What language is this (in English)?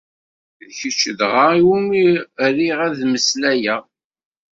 Kabyle